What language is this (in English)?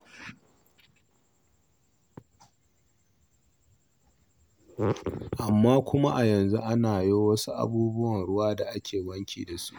Hausa